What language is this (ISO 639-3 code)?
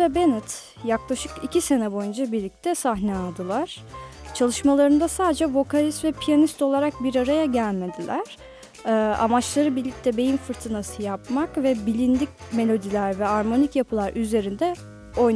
tur